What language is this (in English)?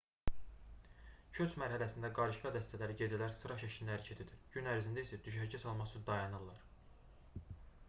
Azerbaijani